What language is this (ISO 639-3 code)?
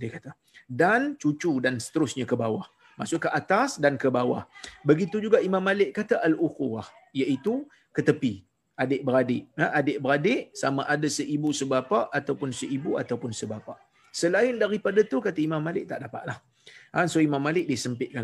msa